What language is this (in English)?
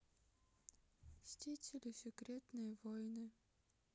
Russian